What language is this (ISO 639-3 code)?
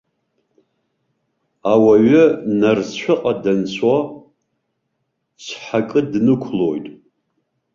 abk